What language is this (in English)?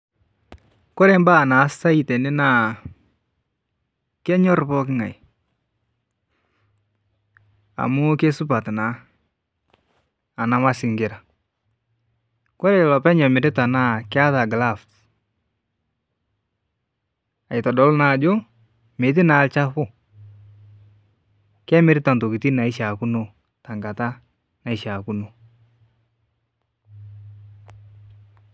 Masai